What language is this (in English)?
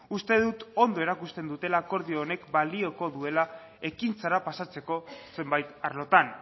Basque